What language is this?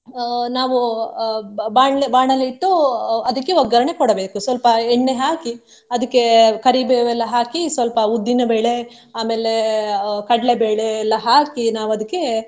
Kannada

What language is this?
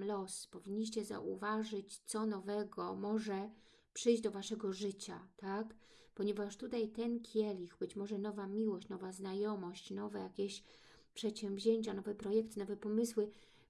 Polish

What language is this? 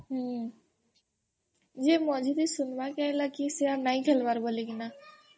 Odia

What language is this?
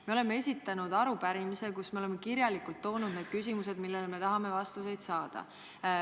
Estonian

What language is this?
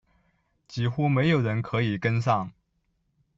Chinese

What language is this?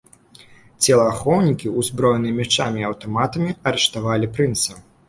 Belarusian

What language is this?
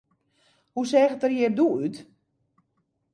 Western Frisian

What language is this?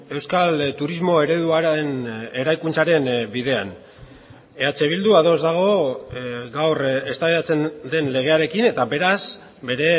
Basque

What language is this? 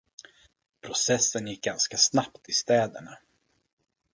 Swedish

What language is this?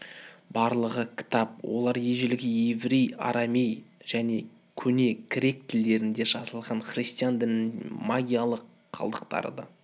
Kazakh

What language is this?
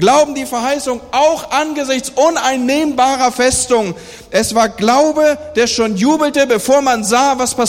German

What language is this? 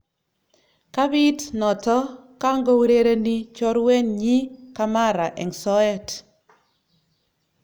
Kalenjin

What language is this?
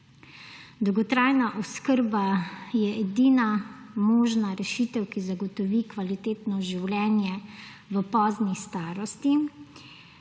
Slovenian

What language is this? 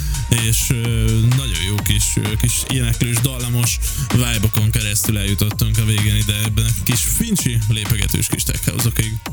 Hungarian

